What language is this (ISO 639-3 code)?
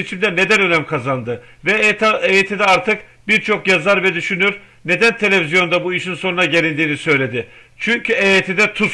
tur